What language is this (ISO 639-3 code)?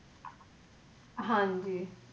pan